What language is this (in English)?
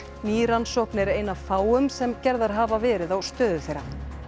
Icelandic